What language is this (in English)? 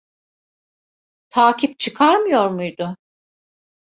Turkish